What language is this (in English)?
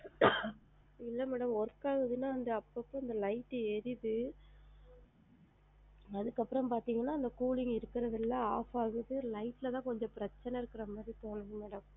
Tamil